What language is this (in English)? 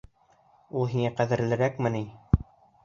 Bashkir